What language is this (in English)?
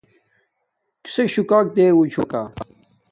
Domaaki